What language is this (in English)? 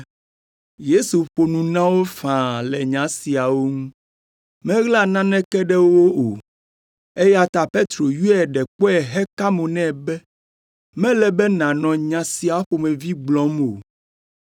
Ewe